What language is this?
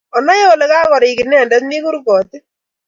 Kalenjin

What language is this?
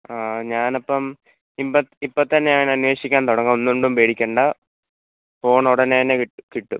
Malayalam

